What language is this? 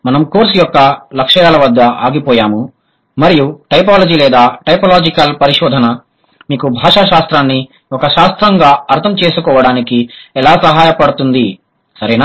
Telugu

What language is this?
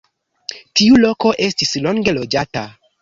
Esperanto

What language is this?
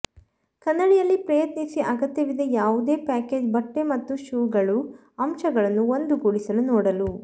Kannada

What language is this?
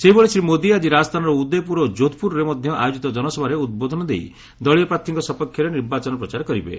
Odia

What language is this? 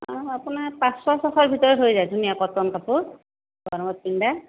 Assamese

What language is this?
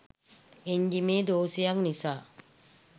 Sinhala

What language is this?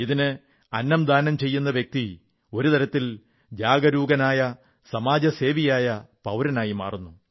Malayalam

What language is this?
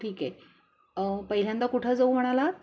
Marathi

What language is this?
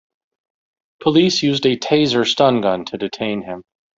English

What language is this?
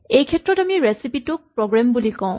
Assamese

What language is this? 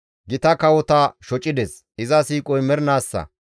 Gamo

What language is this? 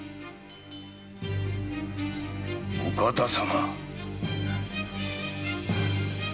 Japanese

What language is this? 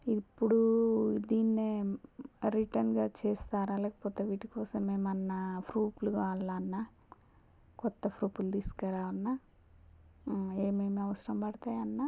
Telugu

